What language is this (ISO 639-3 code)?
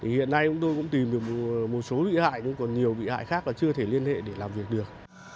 vie